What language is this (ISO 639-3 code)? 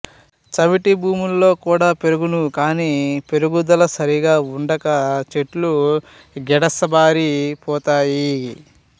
tel